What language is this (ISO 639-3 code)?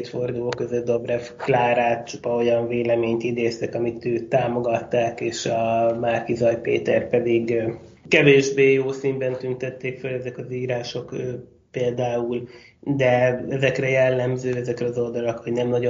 hun